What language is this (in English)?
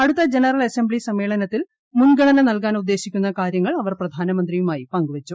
Malayalam